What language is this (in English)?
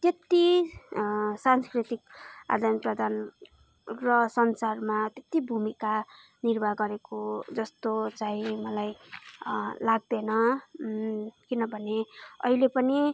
Nepali